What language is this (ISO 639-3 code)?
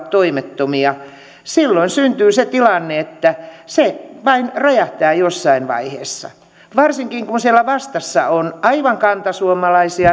fin